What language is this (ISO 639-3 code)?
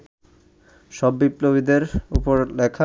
ben